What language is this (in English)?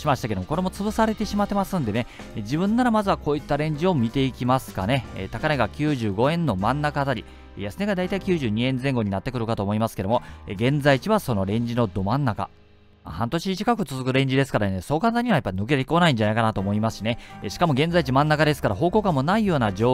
Japanese